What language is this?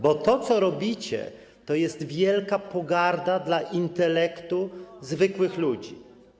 Polish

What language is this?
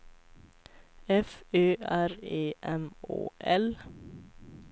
Swedish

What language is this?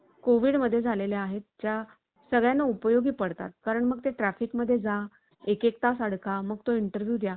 Marathi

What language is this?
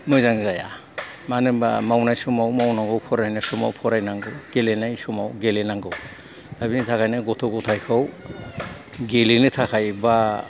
Bodo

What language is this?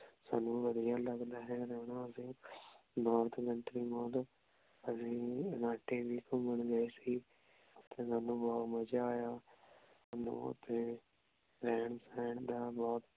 Punjabi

